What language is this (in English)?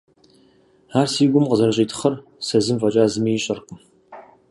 Kabardian